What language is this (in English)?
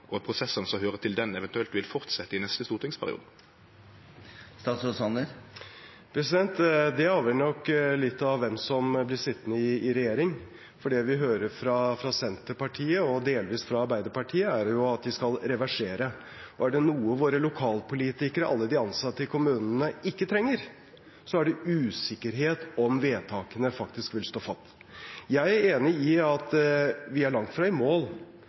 Norwegian